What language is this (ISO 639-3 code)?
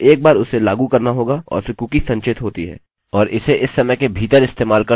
hin